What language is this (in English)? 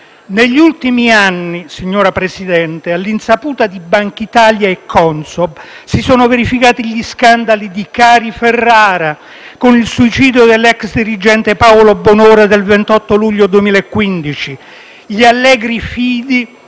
Italian